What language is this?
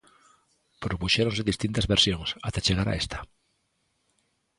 Galician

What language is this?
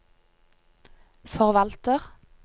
Norwegian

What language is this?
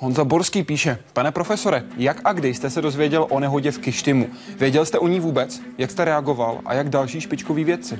Czech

